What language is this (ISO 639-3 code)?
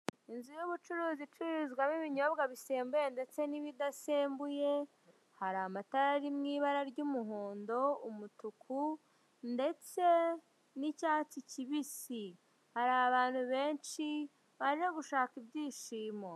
kin